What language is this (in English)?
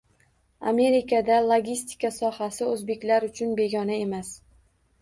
Uzbek